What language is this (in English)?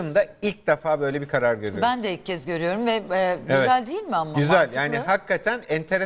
Turkish